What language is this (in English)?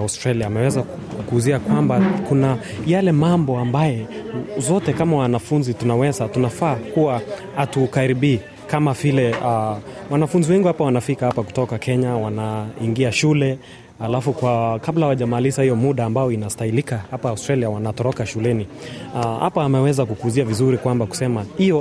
Swahili